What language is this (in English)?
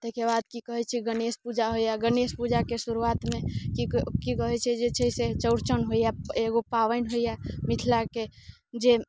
Maithili